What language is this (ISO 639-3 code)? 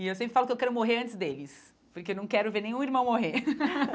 por